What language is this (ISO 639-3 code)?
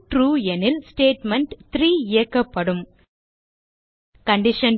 tam